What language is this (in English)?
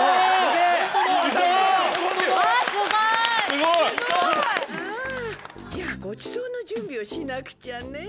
Japanese